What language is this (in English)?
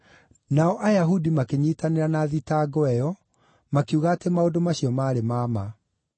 Kikuyu